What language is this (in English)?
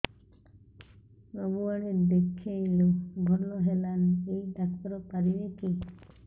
Odia